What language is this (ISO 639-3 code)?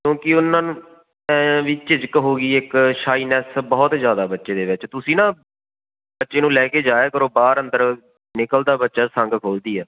pan